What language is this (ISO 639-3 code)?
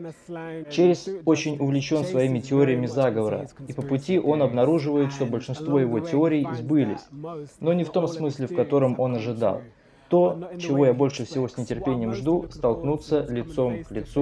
rus